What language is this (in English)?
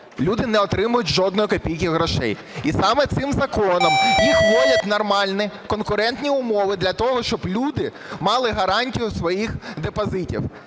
Ukrainian